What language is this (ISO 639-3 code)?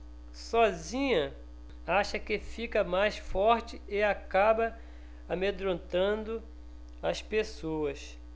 por